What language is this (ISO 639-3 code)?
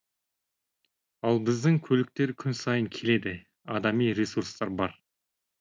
kaz